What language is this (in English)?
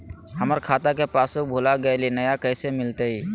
Magahi